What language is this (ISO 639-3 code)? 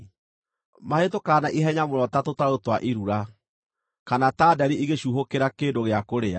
kik